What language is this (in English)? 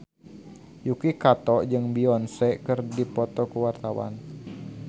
Sundanese